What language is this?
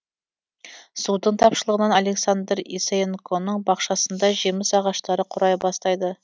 Kazakh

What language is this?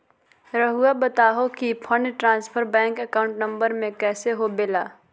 Magahi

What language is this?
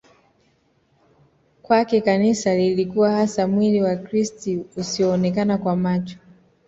Swahili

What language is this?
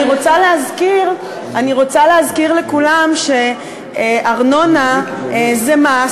Hebrew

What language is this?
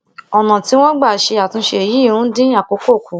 Yoruba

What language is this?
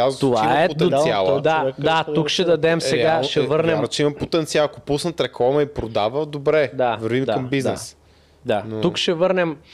Bulgarian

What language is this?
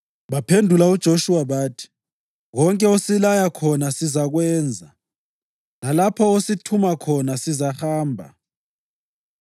North Ndebele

